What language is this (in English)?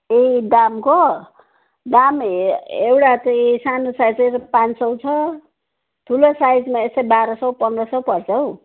Nepali